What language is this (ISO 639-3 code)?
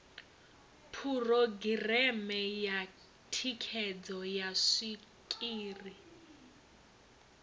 ven